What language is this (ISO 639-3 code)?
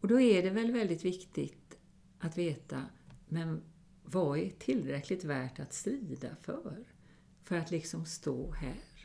swe